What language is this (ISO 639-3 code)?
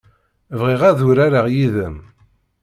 kab